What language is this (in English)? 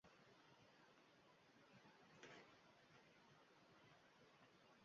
Uzbek